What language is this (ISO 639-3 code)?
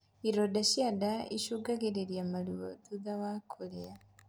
kik